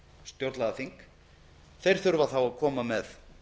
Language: Icelandic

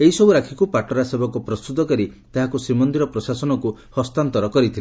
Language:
Odia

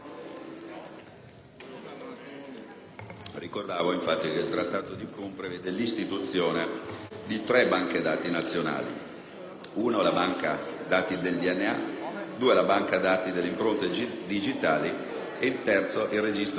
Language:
Italian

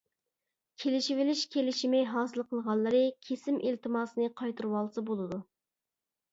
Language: Uyghur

